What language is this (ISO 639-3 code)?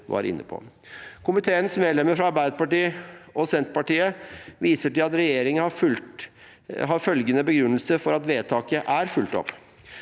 nor